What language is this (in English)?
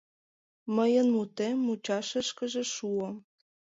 Mari